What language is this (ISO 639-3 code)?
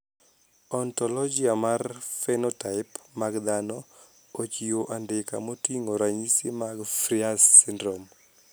luo